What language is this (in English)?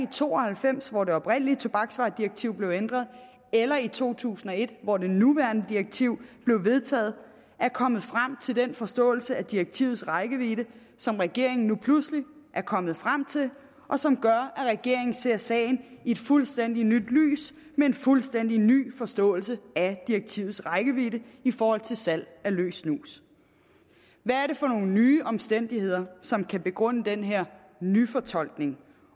Danish